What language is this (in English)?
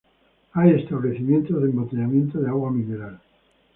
Spanish